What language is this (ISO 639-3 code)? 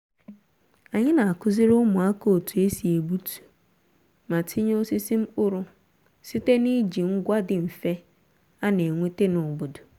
ibo